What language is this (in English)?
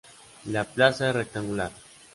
Spanish